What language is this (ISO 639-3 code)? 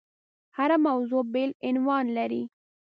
pus